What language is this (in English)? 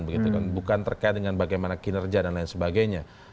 Indonesian